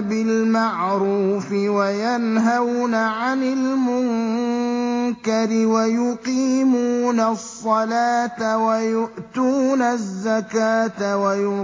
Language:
Arabic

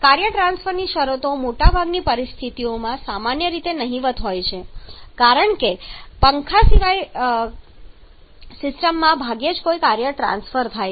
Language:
Gujarati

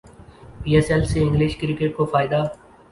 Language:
Urdu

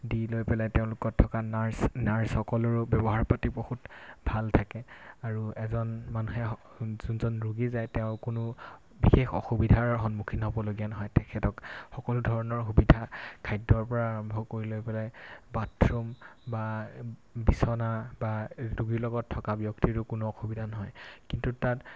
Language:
Assamese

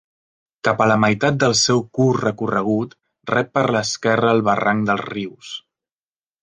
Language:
Catalan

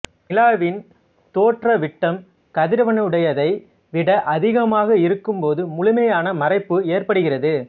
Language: Tamil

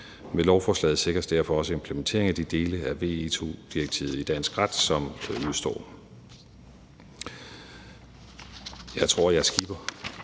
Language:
Danish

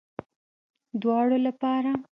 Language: Pashto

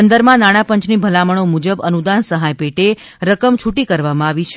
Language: Gujarati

